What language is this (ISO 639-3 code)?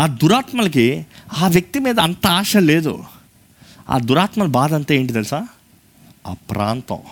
tel